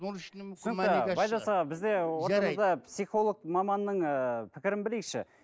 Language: Kazakh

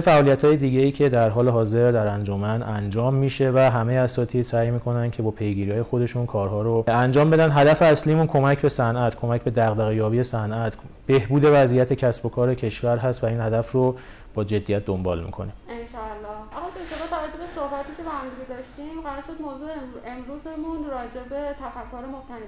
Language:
Persian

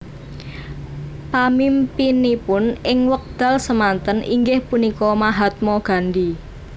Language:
Javanese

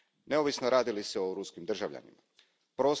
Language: Croatian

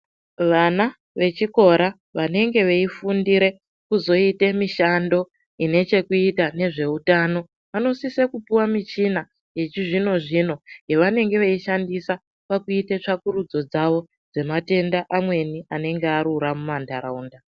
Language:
Ndau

